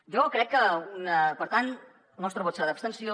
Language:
Catalan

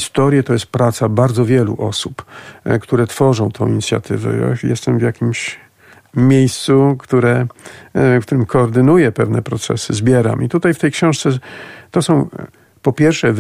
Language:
Polish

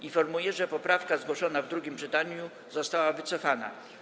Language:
Polish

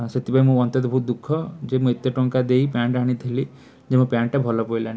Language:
Odia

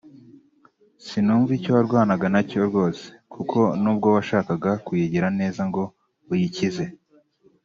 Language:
Kinyarwanda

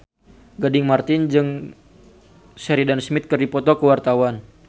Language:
Sundanese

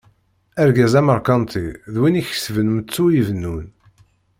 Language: Kabyle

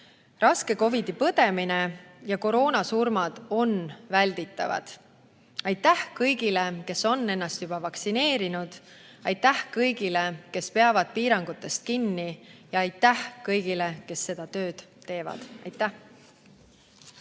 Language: Estonian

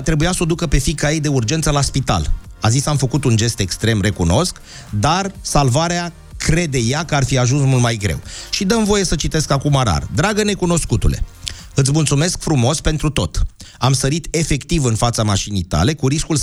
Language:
Romanian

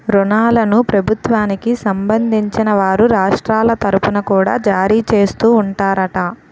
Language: Telugu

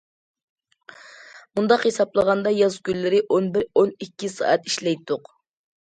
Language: Uyghur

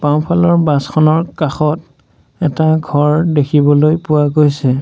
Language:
Assamese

